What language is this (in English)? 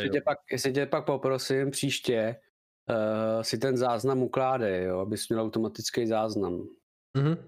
Czech